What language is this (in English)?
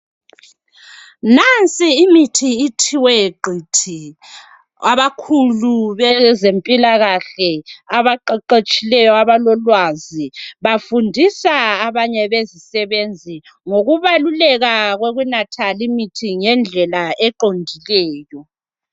North Ndebele